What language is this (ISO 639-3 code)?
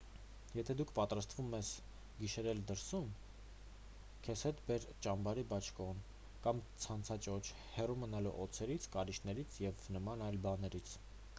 hye